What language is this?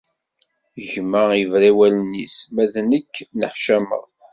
Kabyle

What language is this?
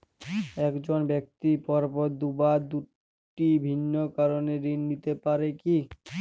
Bangla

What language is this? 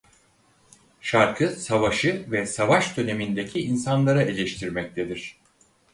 Turkish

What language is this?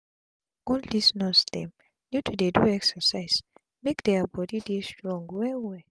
Nigerian Pidgin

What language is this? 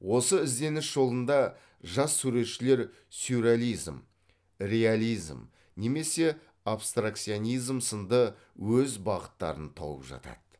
Kazakh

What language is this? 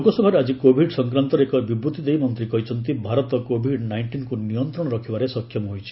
Odia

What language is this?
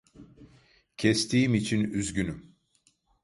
Turkish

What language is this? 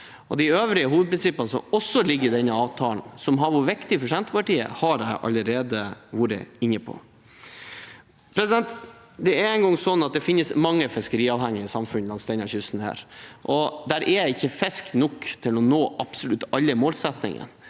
Norwegian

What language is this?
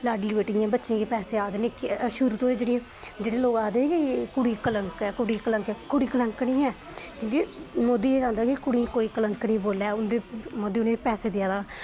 Dogri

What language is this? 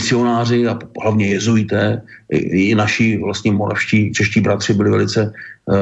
Czech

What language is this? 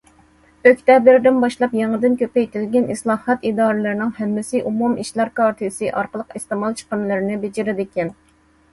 Uyghur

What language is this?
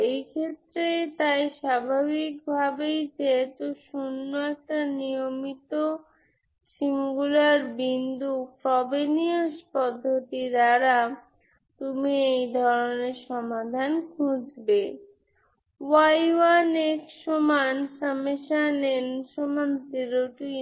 Bangla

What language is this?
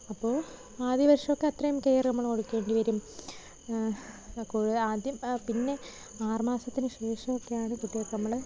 Malayalam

